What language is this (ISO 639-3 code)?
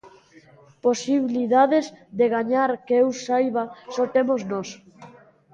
glg